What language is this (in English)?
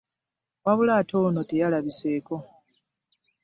Ganda